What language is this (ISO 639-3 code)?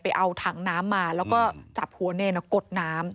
tha